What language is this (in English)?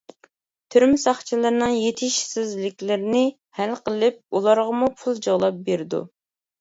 Uyghur